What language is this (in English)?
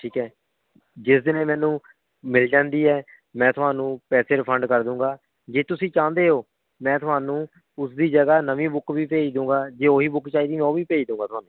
Punjabi